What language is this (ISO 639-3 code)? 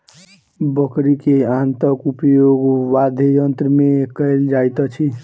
mai